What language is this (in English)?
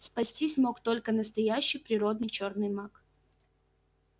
Russian